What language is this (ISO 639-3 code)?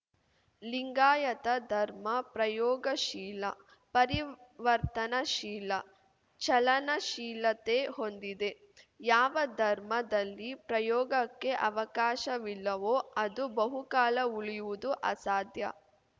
kan